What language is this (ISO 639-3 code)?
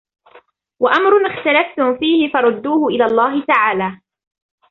ara